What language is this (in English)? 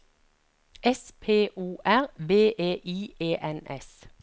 Norwegian